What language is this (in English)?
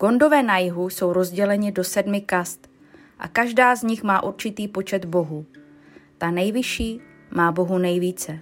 Czech